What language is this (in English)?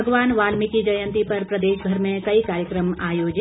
Hindi